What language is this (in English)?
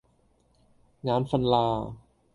Cantonese